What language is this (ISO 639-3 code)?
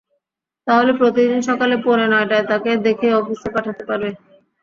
ben